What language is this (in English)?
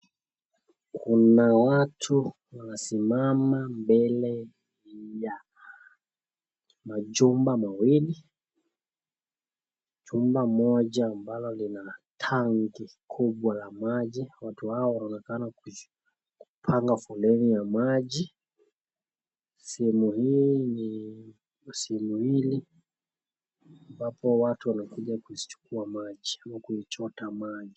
Swahili